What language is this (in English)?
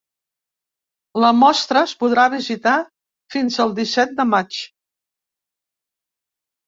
Catalan